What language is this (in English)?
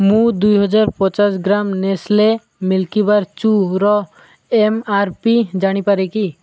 Odia